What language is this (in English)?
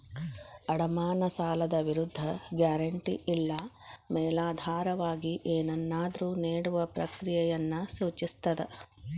Kannada